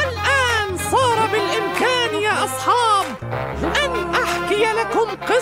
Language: Arabic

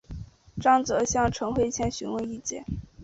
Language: Chinese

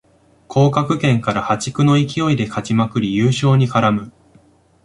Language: Japanese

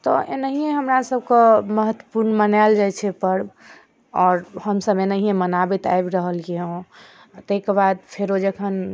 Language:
Maithili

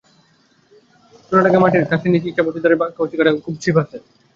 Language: Bangla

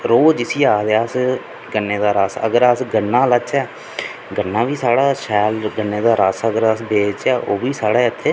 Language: Dogri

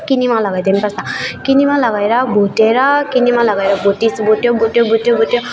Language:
Nepali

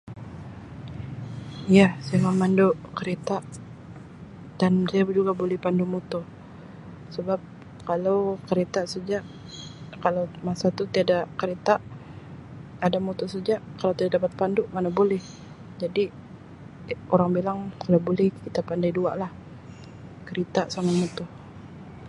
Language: Sabah Malay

